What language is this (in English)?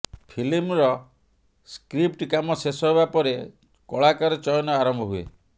Odia